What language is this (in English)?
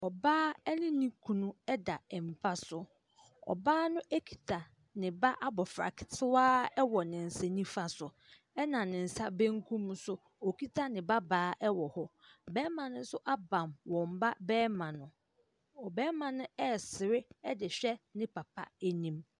Akan